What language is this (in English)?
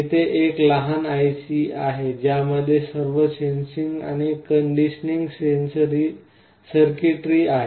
Marathi